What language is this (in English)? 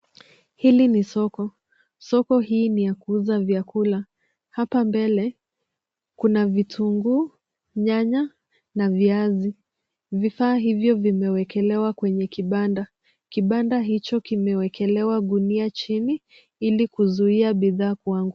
Swahili